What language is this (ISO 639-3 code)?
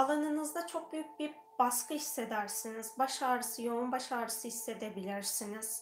tur